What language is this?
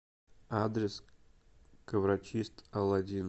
Russian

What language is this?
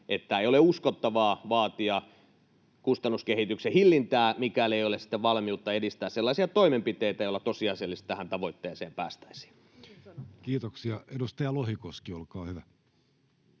Finnish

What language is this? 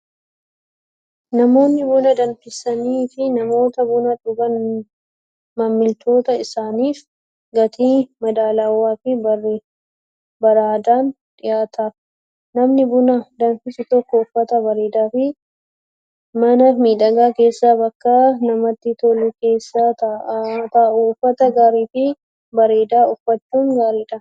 Oromo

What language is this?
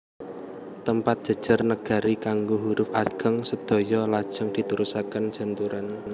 Javanese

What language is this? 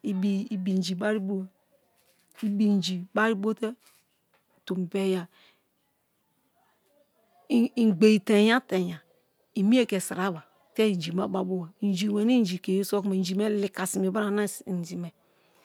Kalabari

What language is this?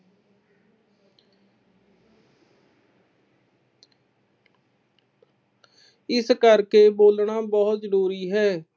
Punjabi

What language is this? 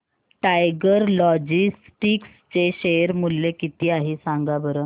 Marathi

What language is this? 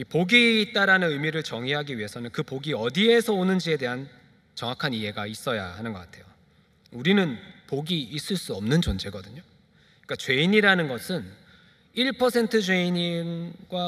Korean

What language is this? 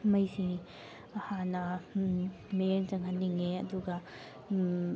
Manipuri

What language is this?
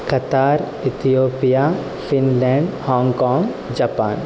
Sanskrit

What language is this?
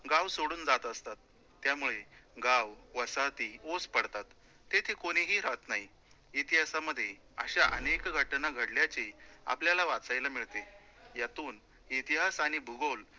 Marathi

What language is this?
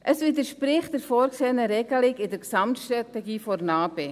Swiss German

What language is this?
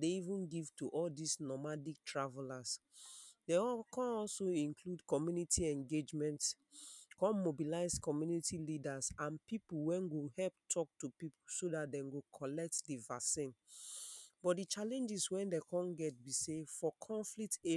Nigerian Pidgin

